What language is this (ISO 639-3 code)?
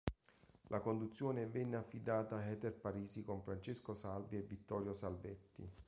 ita